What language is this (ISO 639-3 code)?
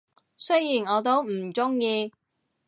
yue